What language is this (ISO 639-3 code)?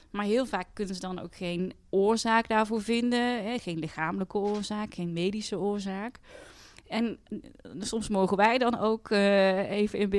nld